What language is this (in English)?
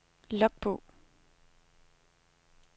Danish